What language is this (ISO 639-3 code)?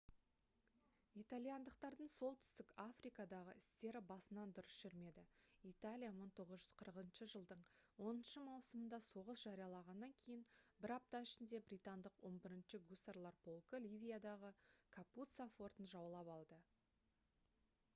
kaz